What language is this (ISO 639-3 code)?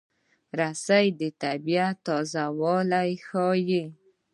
pus